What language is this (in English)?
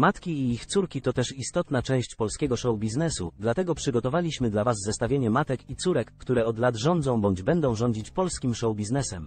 Polish